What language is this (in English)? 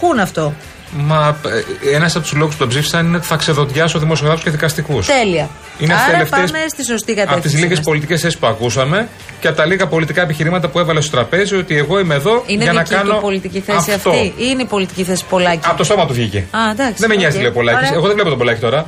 Greek